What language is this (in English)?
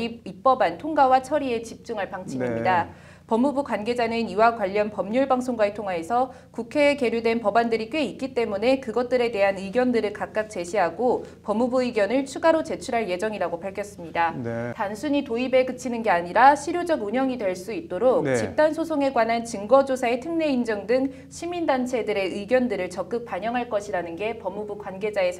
Korean